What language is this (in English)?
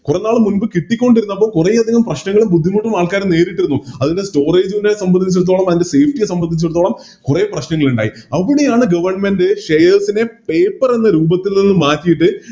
Malayalam